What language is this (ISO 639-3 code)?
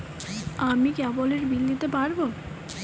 ben